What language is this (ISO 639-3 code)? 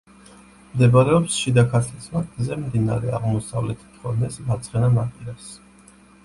kat